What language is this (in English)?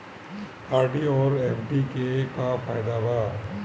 Bhojpuri